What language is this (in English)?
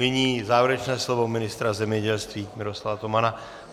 Czech